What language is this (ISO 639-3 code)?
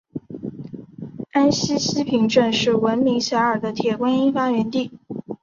zho